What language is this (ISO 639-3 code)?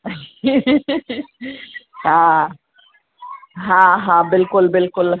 snd